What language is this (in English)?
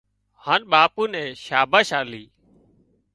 Wadiyara Koli